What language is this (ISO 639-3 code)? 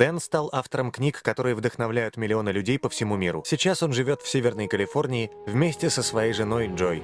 rus